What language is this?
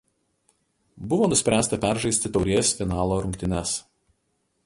Lithuanian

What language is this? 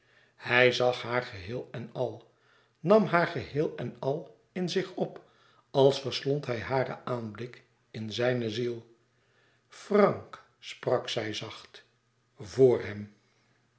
Dutch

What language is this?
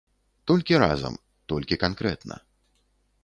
Belarusian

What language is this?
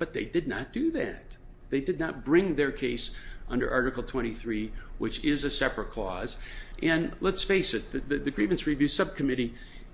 English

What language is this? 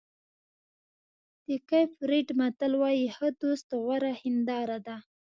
Pashto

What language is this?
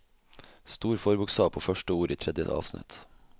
Norwegian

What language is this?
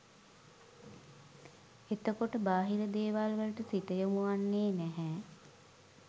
Sinhala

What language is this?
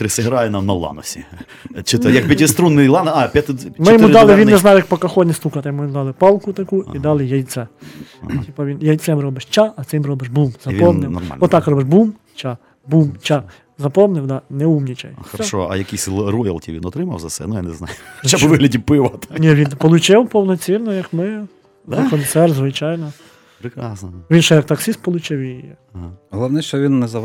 Ukrainian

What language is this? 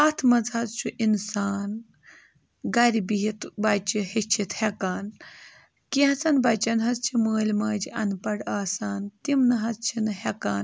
Kashmiri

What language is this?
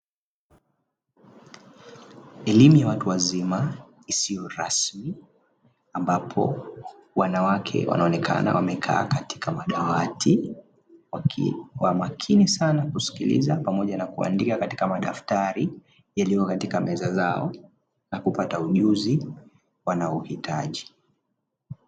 Swahili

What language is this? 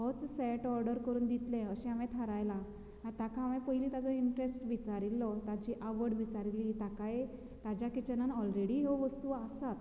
Konkani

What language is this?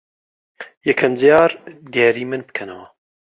Central Kurdish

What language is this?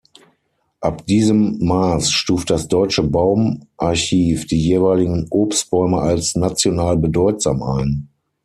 German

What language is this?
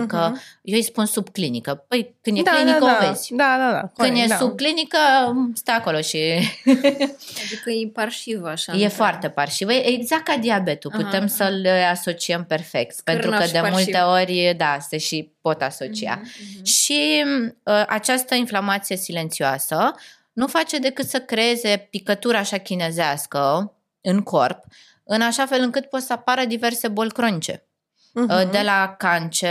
Romanian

